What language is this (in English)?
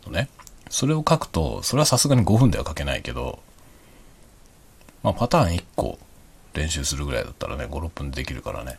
Japanese